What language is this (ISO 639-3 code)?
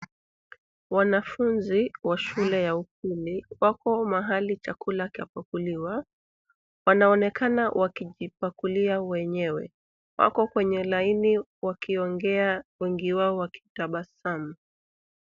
swa